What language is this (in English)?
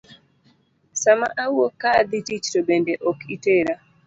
Luo (Kenya and Tanzania)